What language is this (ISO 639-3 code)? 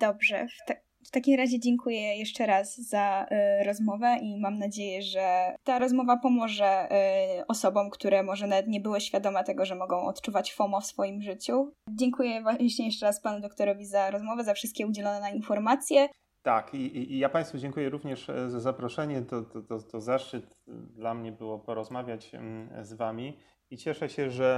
pol